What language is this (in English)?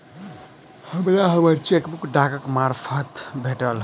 Maithili